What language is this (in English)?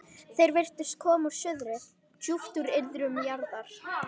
Icelandic